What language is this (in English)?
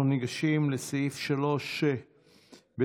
Hebrew